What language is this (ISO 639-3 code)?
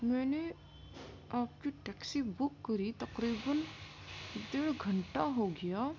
urd